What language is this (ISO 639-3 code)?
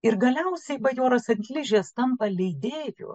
lit